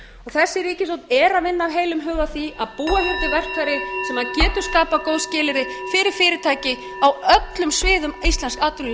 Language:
Icelandic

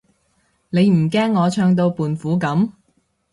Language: Cantonese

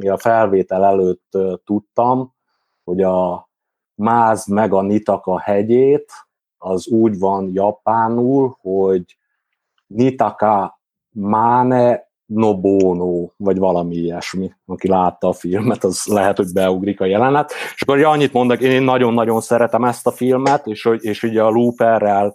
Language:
Hungarian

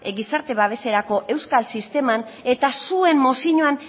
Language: Basque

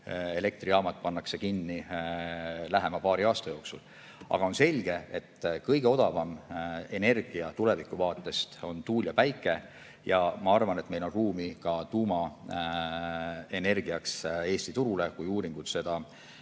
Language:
Estonian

